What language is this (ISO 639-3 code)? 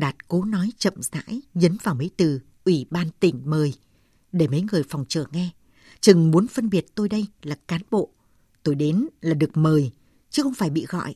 vie